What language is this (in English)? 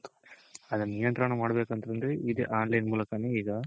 Kannada